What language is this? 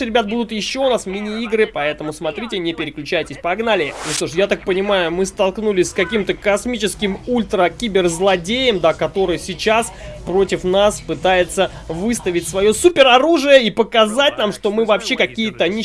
Russian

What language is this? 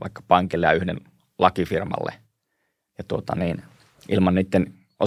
Finnish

